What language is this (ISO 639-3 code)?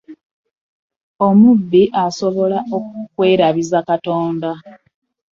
lug